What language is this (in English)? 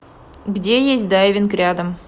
Russian